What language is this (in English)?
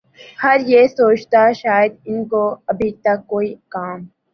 Urdu